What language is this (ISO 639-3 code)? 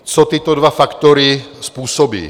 ces